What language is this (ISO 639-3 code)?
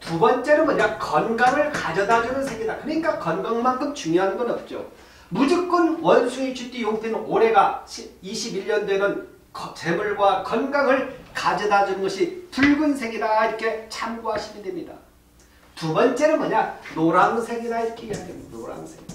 kor